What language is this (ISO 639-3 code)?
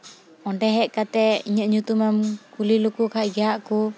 sat